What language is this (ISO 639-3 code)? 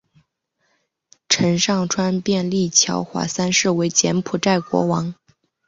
zho